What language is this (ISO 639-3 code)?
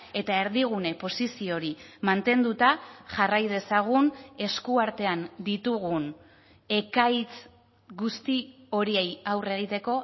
eus